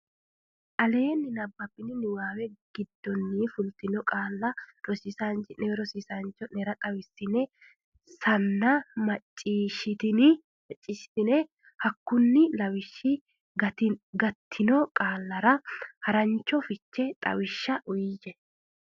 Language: Sidamo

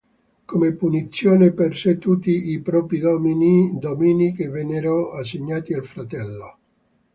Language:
Italian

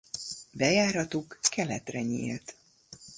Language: Hungarian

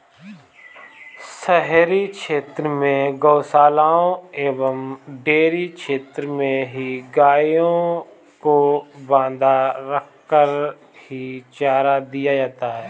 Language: Hindi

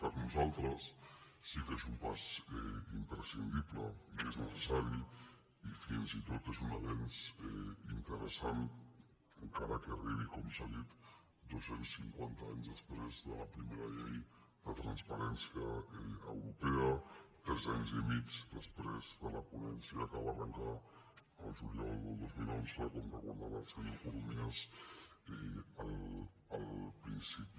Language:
Catalan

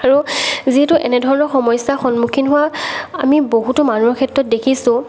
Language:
Assamese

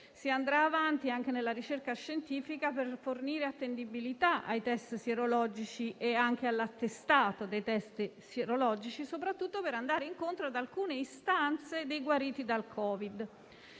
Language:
Italian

